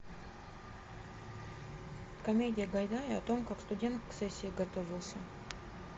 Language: Russian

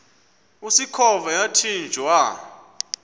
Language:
Xhosa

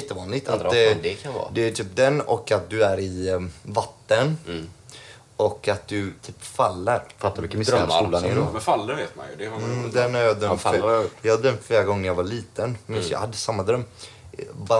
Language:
Swedish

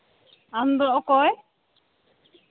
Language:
Santali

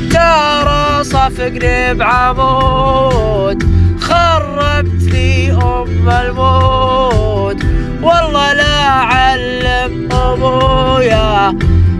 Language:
Arabic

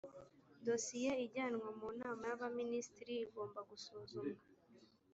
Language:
Kinyarwanda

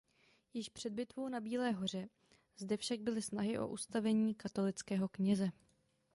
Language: Czech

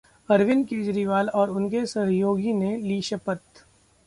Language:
Hindi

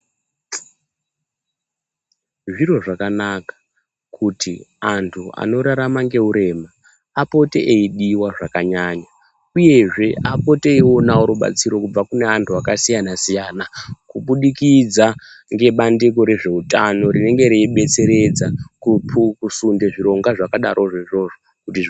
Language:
Ndau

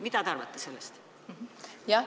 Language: Estonian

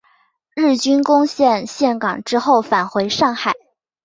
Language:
Chinese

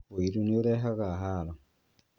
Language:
Kikuyu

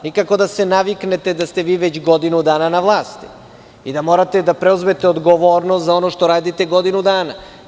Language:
Serbian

